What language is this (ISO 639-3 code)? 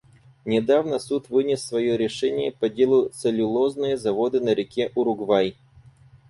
rus